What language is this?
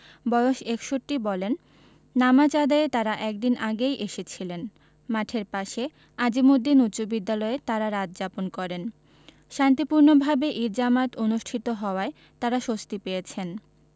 Bangla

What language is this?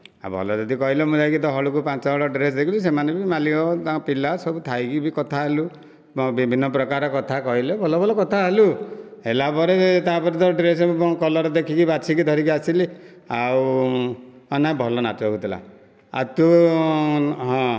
Odia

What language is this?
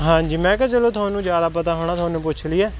Punjabi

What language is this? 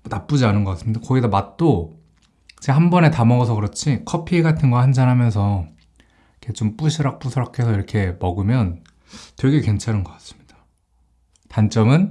Korean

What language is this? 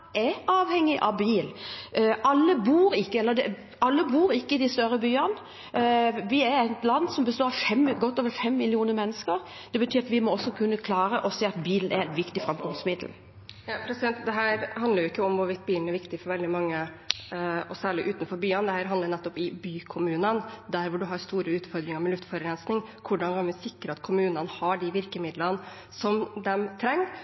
Norwegian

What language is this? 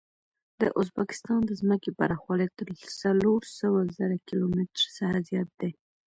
Pashto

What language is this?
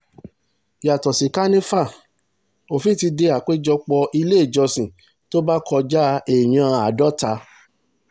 Yoruba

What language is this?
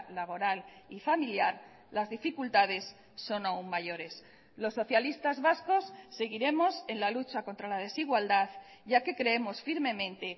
Spanish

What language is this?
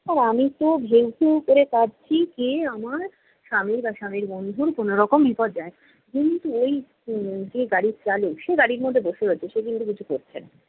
Bangla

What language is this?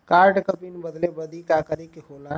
Bhojpuri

